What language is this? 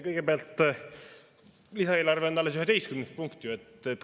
Estonian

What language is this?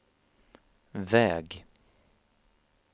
Swedish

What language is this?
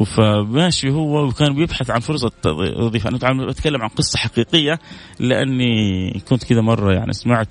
Arabic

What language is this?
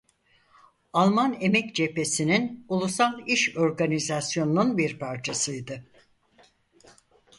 Turkish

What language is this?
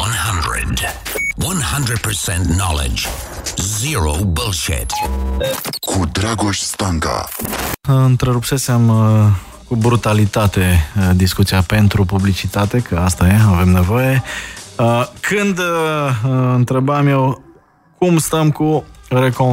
Romanian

